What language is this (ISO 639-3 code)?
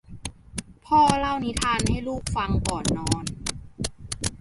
tha